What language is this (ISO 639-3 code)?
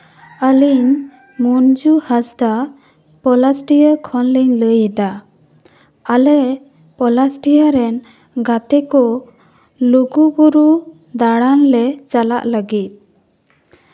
sat